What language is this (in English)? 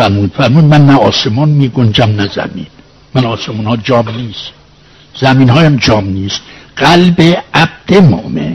Persian